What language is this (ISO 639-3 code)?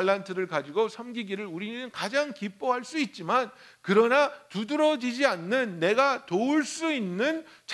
kor